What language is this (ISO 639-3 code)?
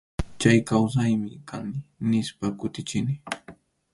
qxu